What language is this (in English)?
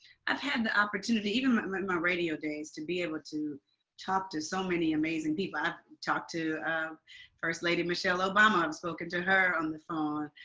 English